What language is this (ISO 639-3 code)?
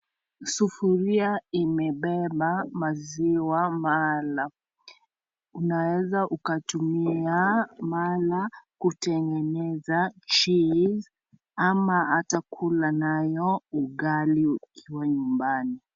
swa